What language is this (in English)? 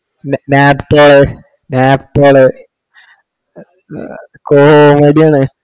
Malayalam